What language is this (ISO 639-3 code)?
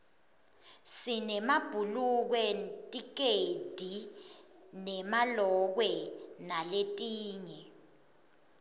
ssw